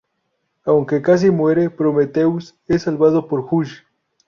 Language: Spanish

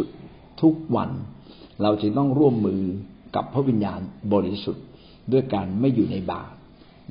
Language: Thai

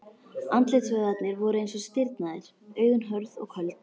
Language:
Icelandic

